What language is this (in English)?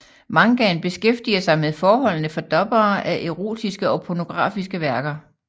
Danish